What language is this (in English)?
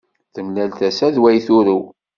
Kabyle